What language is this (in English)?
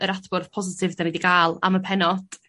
Welsh